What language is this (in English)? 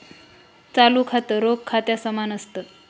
Marathi